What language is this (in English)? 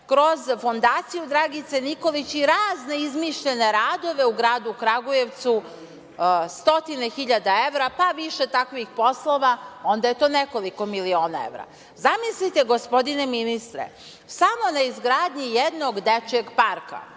Serbian